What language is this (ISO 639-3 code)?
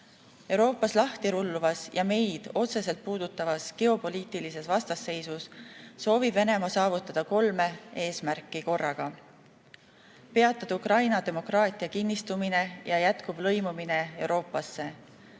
est